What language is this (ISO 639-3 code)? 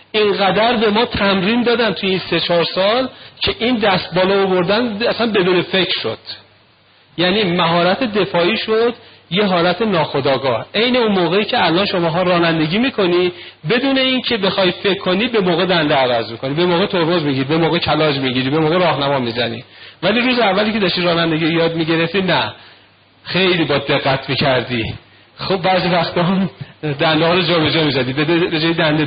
fas